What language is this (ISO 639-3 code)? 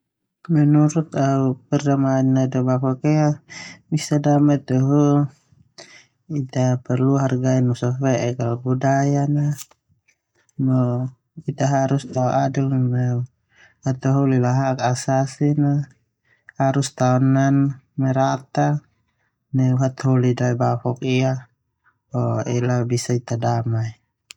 twu